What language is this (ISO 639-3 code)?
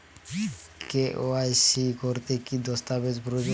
ben